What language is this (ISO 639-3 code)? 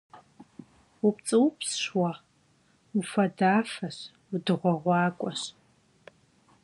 kbd